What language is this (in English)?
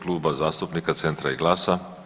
Croatian